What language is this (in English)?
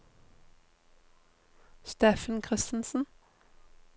Norwegian